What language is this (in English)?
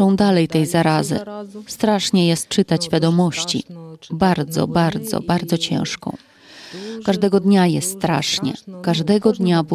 Polish